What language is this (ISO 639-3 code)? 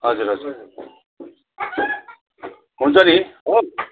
nep